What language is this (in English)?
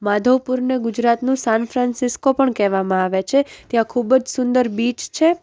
Gujarati